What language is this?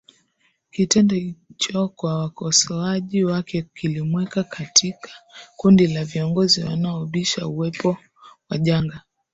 Swahili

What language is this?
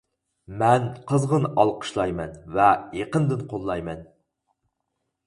Uyghur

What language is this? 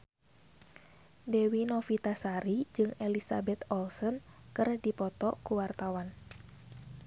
Sundanese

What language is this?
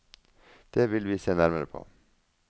Norwegian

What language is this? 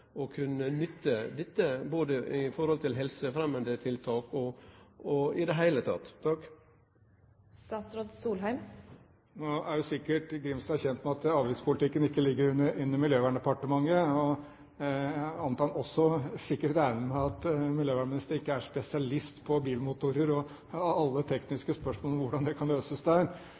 Norwegian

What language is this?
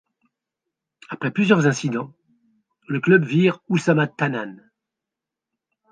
French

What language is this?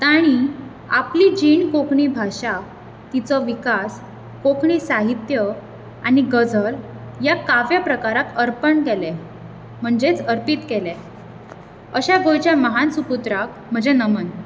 Konkani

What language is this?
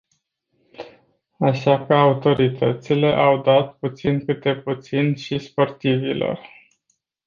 Romanian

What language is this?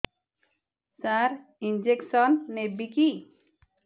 Odia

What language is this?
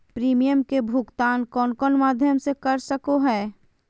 Magahi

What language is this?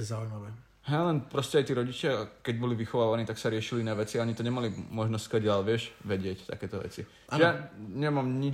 Slovak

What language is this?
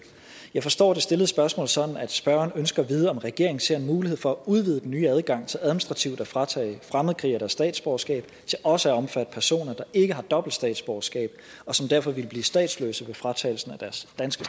Danish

